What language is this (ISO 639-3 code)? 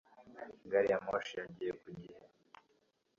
kin